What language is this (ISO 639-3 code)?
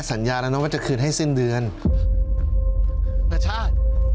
tha